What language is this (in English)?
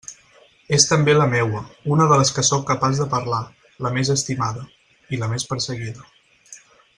Catalan